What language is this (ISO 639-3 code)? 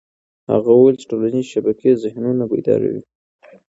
pus